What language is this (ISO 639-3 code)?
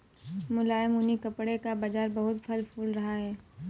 hin